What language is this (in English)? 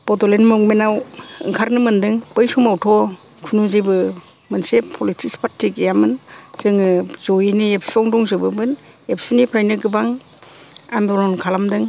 Bodo